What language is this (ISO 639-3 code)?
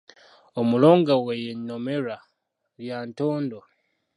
lug